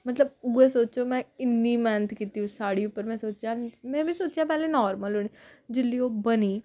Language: Dogri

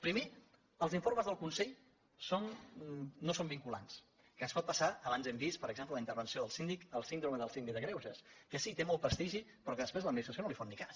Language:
Catalan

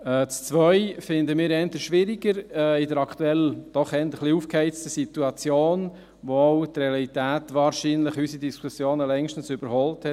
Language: Swiss German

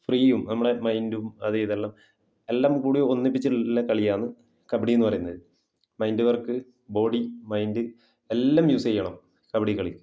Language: Malayalam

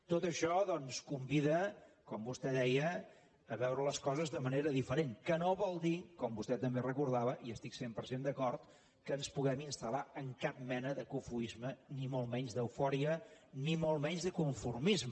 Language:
Catalan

